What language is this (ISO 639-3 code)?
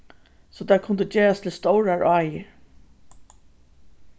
fao